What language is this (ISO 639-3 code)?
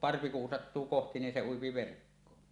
fin